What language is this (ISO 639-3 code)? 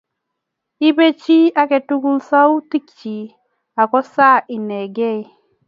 kln